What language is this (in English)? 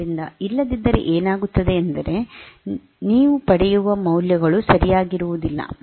Kannada